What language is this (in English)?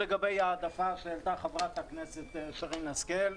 Hebrew